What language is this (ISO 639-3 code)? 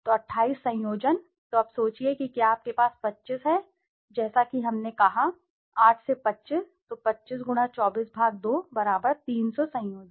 hin